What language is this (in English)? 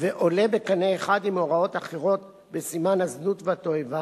Hebrew